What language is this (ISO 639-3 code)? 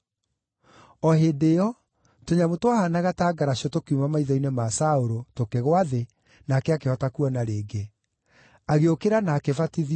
kik